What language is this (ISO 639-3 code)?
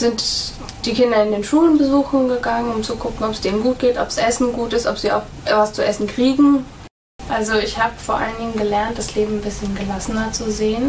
deu